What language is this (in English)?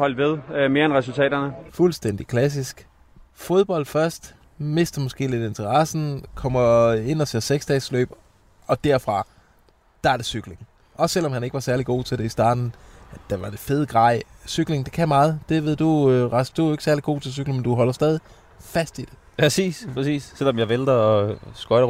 Danish